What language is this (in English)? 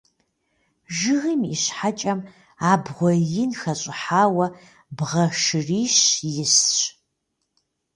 Kabardian